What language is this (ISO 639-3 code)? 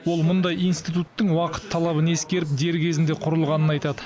kaz